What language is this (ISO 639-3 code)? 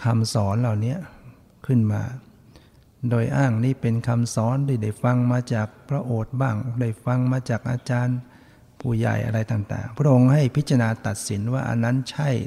tha